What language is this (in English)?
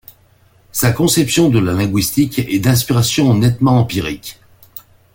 French